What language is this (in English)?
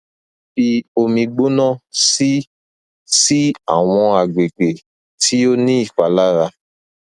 Yoruba